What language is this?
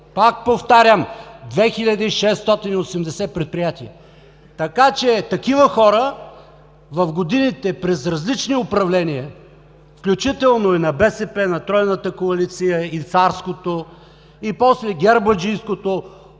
Bulgarian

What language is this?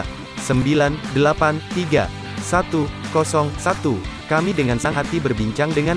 Indonesian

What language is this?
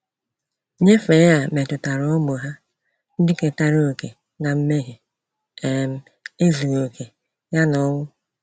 Igbo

